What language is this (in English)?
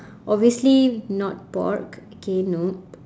English